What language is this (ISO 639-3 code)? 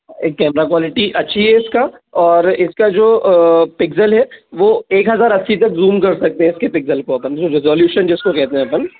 hin